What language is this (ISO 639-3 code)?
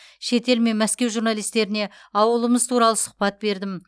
kaz